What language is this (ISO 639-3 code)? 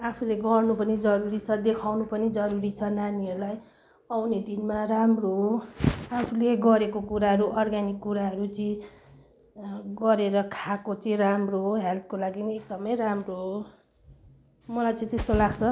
nep